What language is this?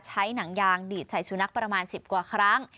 Thai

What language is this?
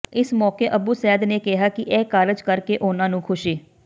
Punjabi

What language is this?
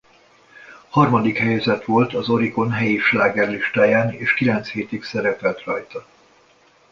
Hungarian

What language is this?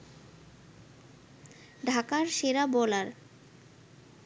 Bangla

